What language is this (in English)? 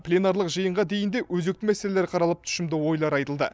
Kazakh